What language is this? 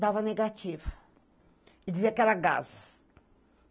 Portuguese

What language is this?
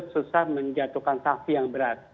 Indonesian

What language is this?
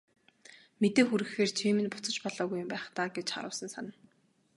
Mongolian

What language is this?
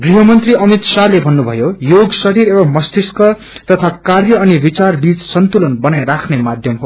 Nepali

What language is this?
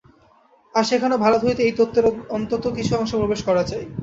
Bangla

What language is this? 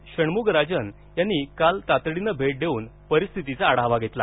Marathi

